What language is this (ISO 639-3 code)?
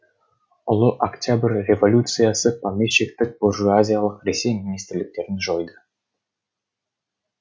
kaz